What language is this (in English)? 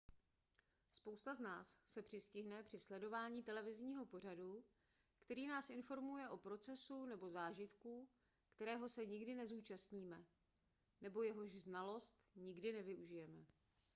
Czech